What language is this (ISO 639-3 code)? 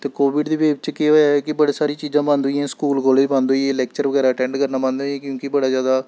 doi